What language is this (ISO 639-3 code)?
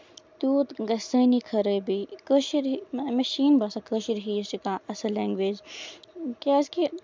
kas